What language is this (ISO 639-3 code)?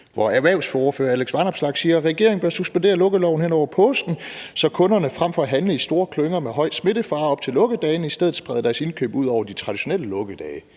dan